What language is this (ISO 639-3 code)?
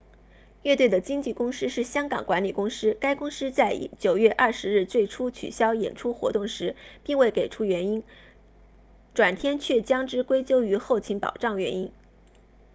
zho